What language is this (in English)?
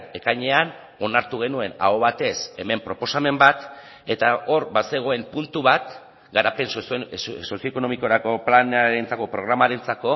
Basque